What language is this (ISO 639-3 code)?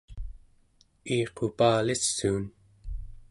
esu